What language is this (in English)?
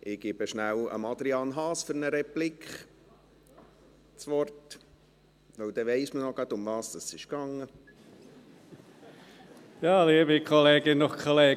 Swiss German